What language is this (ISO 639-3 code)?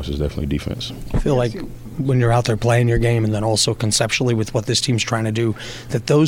eng